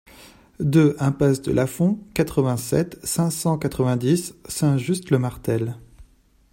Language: French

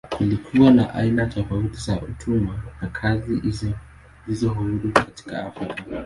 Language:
Swahili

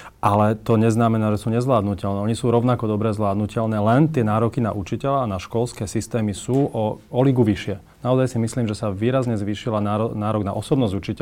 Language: Slovak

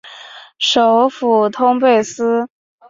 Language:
Chinese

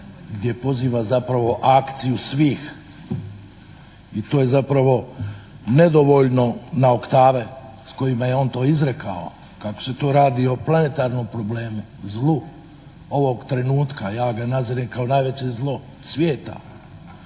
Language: Croatian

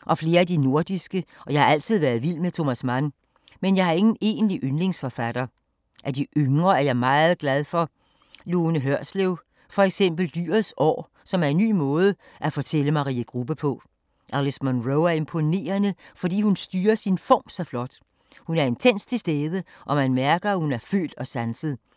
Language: Danish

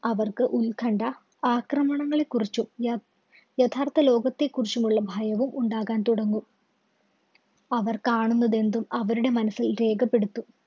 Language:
Malayalam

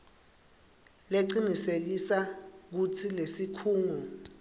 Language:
Swati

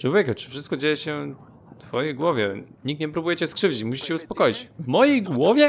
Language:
Polish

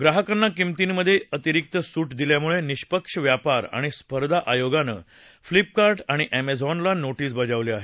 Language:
Marathi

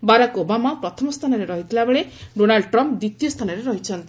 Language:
Odia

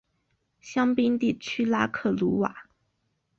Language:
Chinese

